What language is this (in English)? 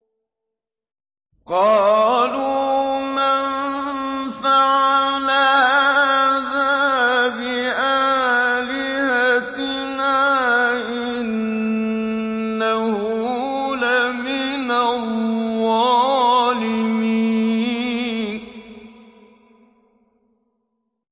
Arabic